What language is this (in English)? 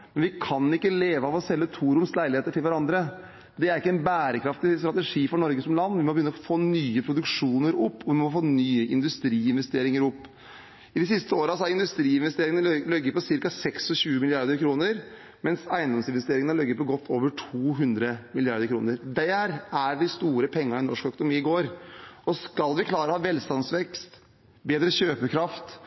Norwegian Bokmål